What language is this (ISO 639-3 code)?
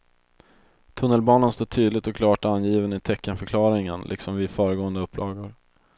swe